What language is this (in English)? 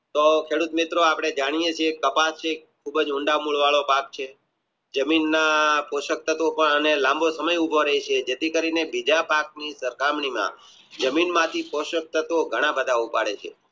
Gujarati